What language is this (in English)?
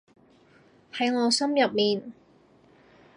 Cantonese